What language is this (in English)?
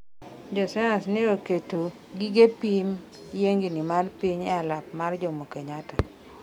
Luo (Kenya and Tanzania)